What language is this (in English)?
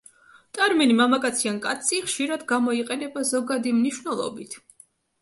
Georgian